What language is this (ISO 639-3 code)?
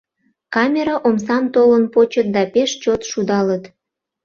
chm